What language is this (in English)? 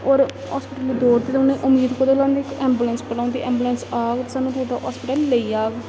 Dogri